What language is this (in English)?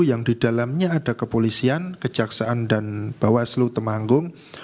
Indonesian